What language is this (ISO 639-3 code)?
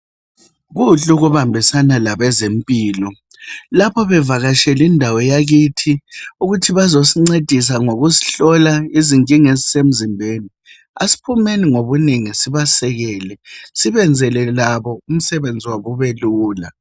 nde